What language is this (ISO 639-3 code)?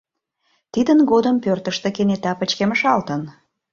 chm